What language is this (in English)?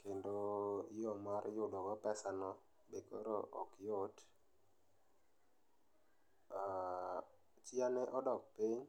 Luo (Kenya and Tanzania)